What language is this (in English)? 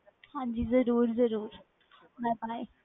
Punjabi